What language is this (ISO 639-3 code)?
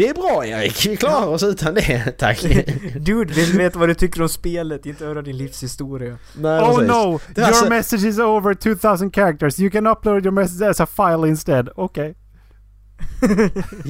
swe